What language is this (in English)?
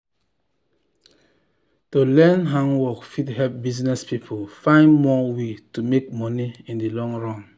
Nigerian Pidgin